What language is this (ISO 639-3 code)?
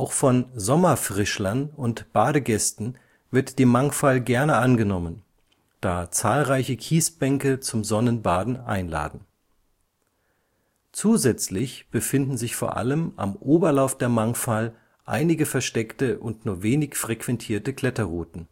deu